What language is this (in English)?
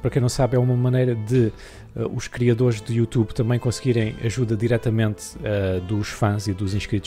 Portuguese